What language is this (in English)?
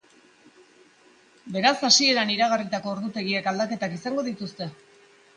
Basque